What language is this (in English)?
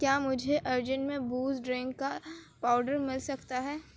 Urdu